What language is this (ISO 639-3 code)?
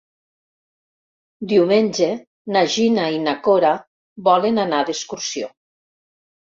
cat